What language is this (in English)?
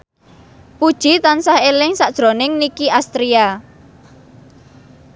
Javanese